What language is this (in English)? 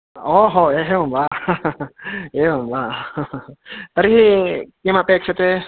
Sanskrit